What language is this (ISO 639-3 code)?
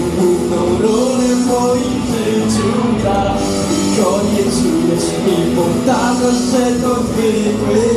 pol